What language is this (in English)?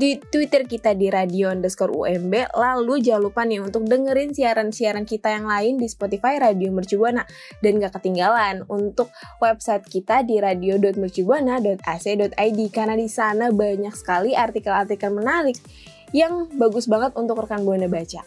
Indonesian